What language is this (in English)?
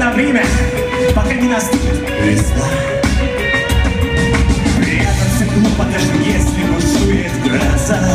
Greek